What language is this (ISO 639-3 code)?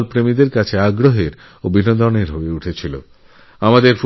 ben